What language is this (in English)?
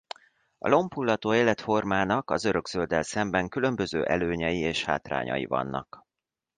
Hungarian